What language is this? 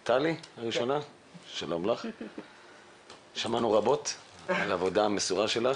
Hebrew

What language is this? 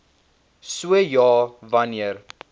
Afrikaans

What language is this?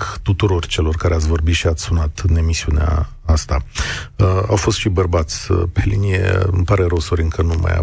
Romanian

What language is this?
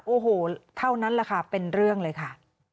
Thai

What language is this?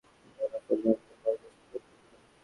Bangla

